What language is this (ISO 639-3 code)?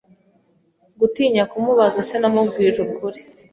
kin